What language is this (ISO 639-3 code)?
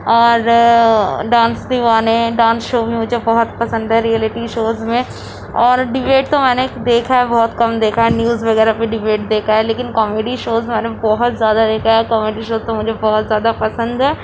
urd